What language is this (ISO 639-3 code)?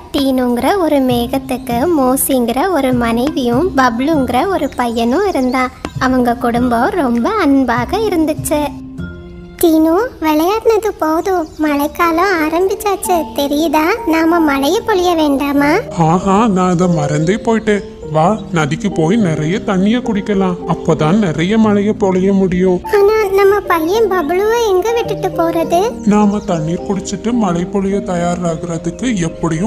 tam